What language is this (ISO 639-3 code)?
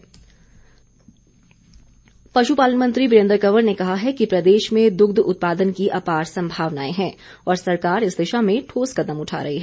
hin